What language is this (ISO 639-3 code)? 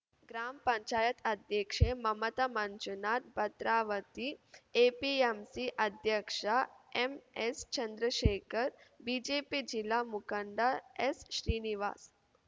kan